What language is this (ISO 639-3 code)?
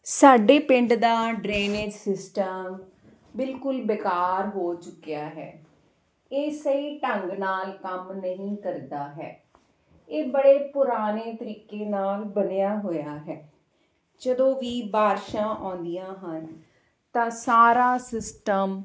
pan